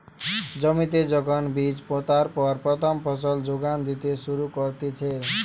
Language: Bangla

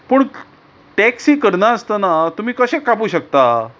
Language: Konkani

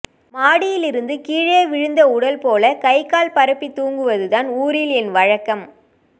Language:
Tamil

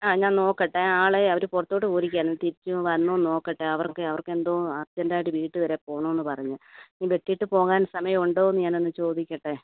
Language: Malayalam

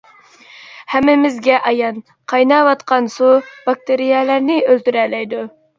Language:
Uyghur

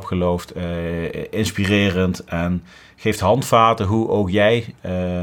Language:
Dutch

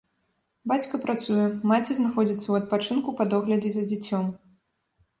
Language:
Belarusian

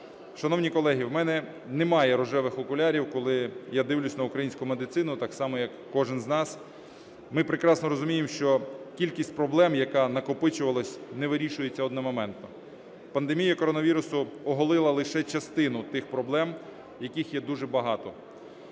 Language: Ukrainian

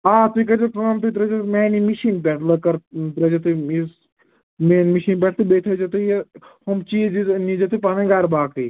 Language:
Kashmiri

